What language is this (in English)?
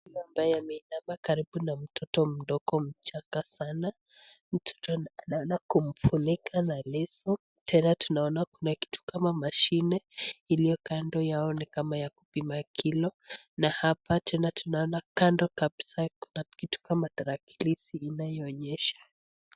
Swahili